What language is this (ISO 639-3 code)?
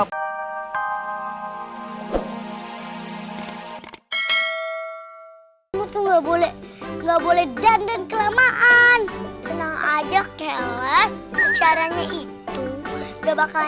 ind